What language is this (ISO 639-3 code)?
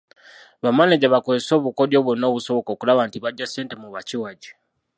lug